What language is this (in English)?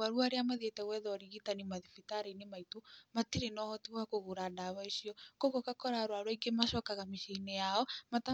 Kikuyu